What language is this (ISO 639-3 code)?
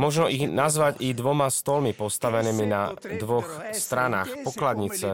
slk